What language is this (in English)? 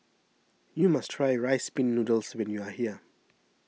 English